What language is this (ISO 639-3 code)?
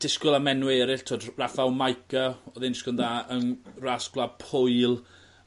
cym